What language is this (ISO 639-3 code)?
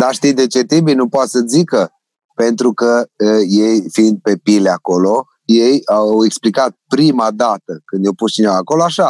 ron